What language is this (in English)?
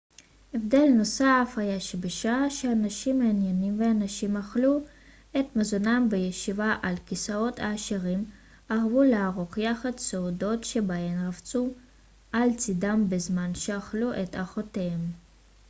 Hebrew